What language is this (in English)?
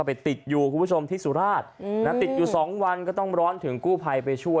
Thai